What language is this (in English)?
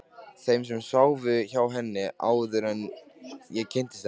Icelandic